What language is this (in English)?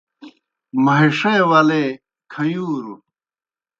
Kohistani Shina